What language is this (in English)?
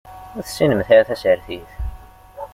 Kabyle